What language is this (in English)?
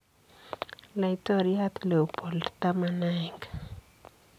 Kalenjin